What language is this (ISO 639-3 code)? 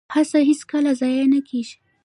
pus